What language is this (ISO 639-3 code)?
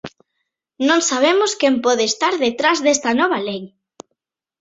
glg